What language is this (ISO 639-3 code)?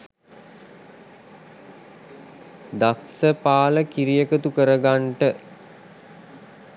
sin